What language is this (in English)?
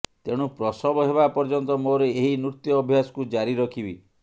Odia